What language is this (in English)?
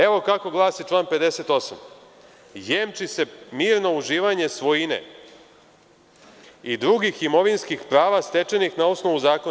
Serbian